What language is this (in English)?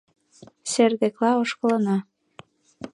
Mari